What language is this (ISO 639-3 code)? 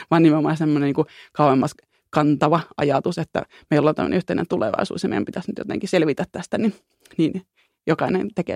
fin